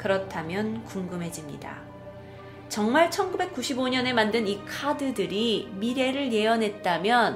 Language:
Korean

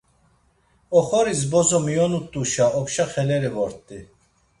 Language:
Laz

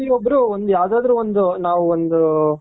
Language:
Kannada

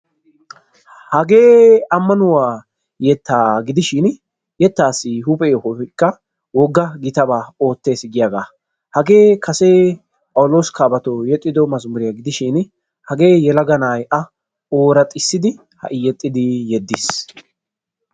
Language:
Wolaytta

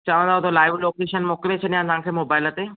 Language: Sindhi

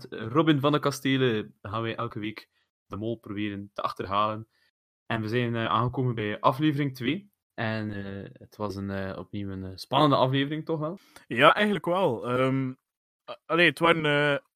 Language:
Dutch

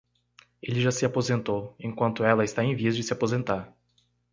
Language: Portuguese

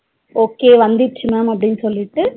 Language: Tamil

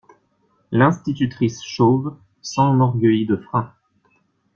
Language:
French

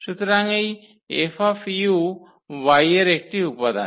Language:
Bangla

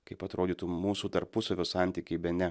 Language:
Lithuanian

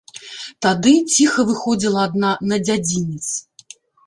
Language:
Belarusian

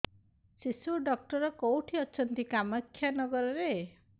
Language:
Odia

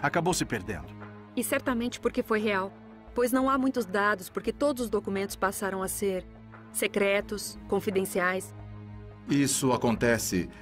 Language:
Portuguese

